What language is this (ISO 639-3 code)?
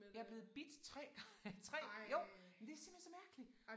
dan